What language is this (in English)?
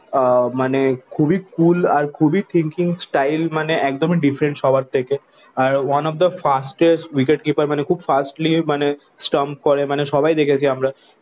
Bangla